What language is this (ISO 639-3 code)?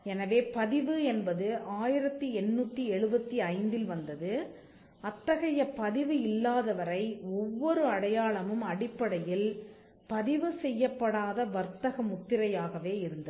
tam